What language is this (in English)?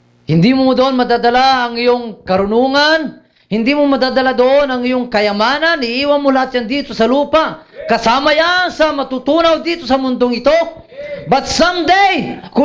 Filipino